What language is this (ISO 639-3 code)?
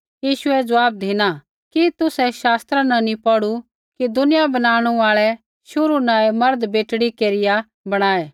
kfx